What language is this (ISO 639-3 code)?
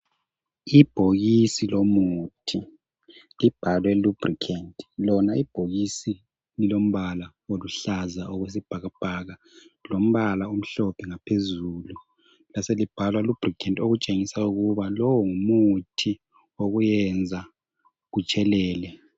nde